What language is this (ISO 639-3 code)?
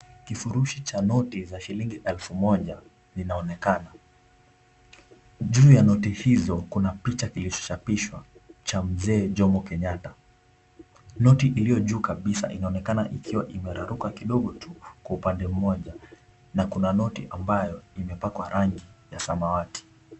swa